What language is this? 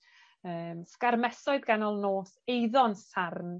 Welsh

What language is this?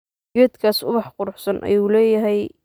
Somali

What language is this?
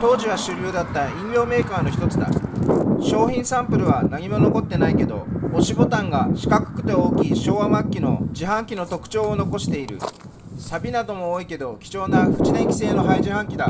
Japanese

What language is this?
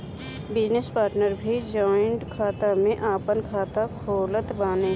Bhojpuri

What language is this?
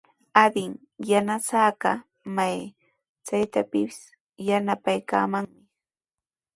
Sihuas Ancash Quechua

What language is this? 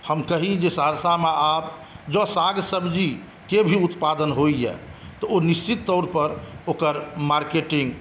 Maithili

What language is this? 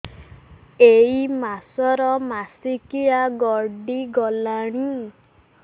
Odia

